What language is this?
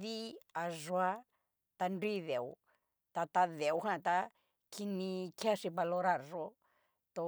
Cacaloxtepec Mixtec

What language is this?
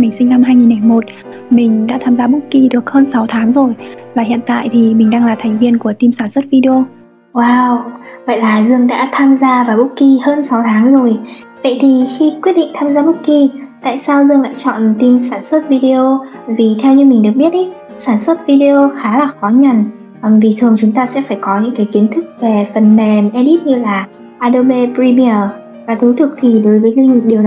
Vietnamese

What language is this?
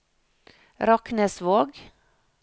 Norwegian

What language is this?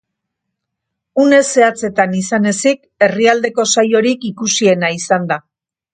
Basque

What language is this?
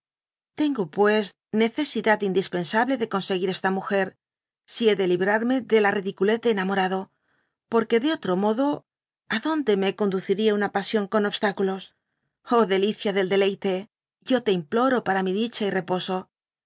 Spanish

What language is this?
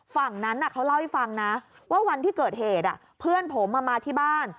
Thai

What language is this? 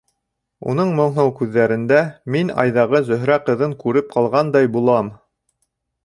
Bashkir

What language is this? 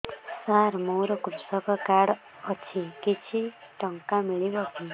Odia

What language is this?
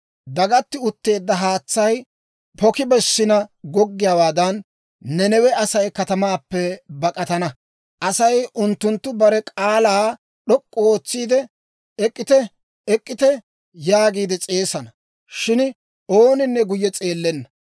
Dawro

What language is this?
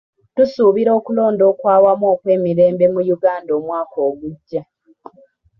Ganda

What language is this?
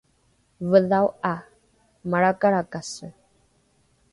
Rukai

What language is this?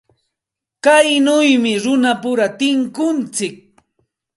Santa Ana de Tusi Pasco Quechua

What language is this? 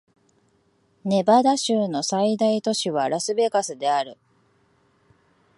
Japanese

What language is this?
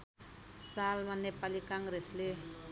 Nepali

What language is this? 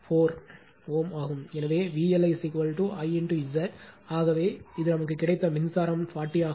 Tamil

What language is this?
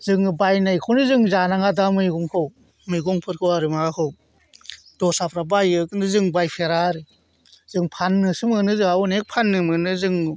Bodo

